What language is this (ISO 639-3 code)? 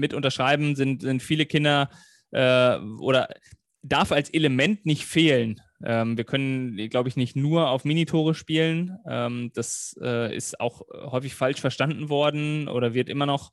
deu